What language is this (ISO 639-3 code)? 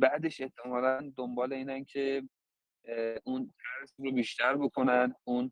fas